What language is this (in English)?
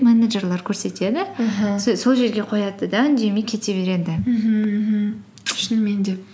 Kazakh